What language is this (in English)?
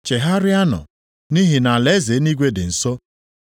Igbo